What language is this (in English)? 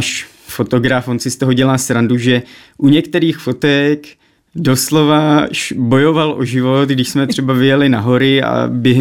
Czech